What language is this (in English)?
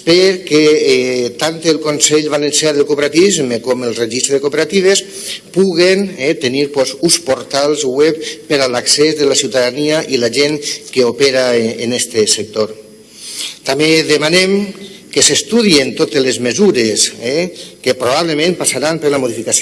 Spanish